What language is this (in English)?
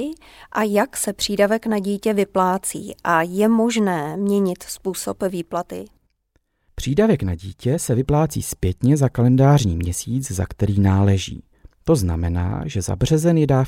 Czech